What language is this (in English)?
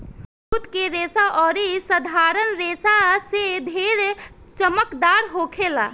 Bhojpuri